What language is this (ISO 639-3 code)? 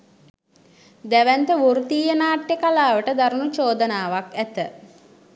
sin